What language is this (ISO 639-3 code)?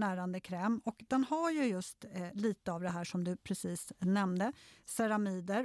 swe